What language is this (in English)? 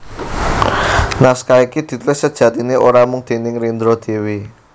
Javanese